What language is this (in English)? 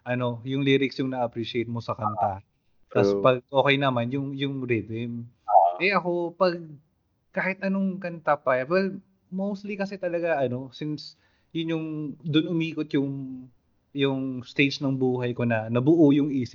Filipino